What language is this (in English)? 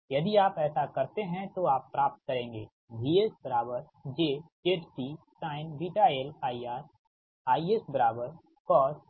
Hindi